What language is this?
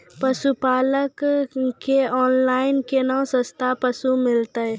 Maithili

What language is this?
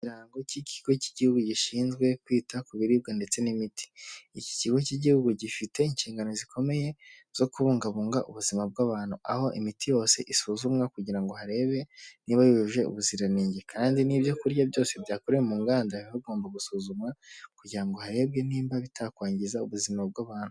Kinyarwanda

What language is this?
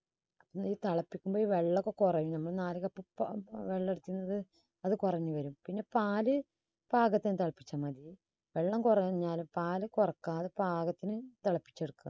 Malayalam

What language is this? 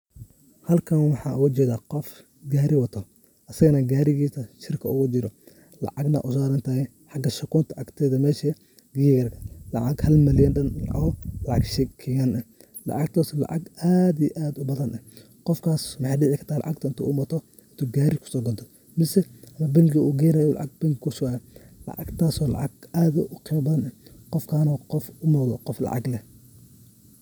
Somali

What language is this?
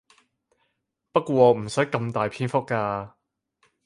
Cantonese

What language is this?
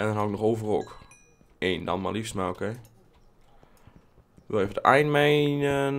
Dutch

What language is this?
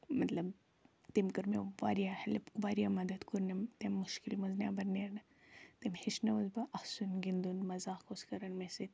Kashmiri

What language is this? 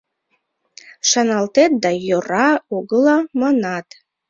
Mari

